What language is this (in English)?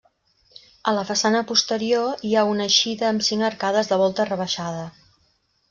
Catalan